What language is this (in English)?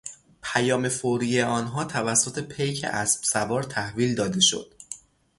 Persian